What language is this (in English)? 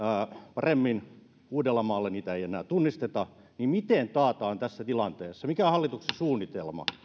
Finnish